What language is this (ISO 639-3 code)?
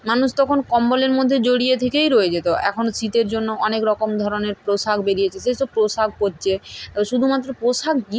ben